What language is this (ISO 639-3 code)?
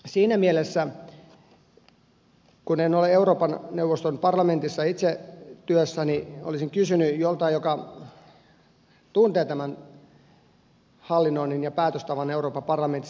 fin